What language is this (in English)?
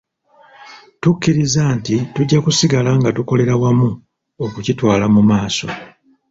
Ganda